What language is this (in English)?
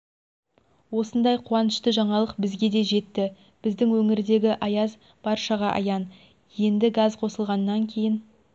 Kazakh